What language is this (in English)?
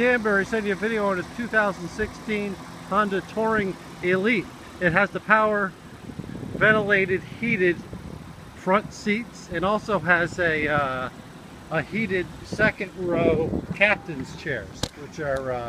English